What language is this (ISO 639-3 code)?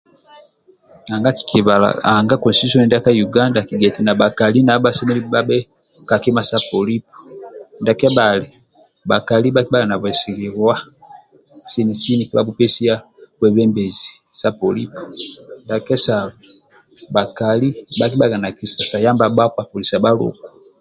rwm